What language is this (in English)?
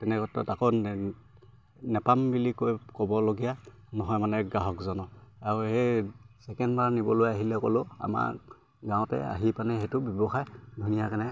Assamese